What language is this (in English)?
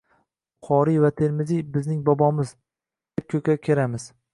Uzbek